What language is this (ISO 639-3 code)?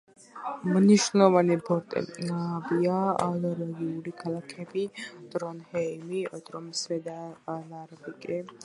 kat